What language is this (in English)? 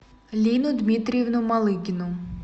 Russian